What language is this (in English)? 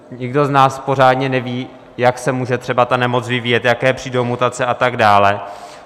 Czech